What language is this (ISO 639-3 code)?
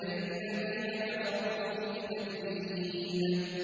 ara